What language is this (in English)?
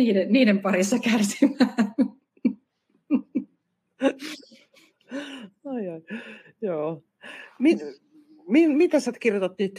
Finnish